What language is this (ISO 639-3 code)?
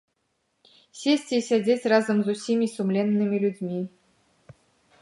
bel